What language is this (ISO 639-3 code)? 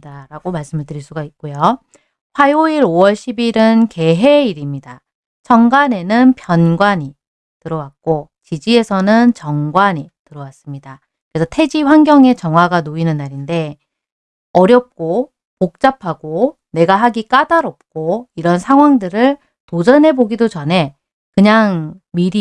kor